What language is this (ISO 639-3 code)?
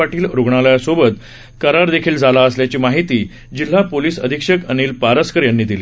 mar